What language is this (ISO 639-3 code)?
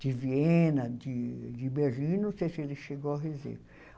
por